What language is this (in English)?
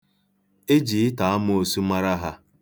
Igbo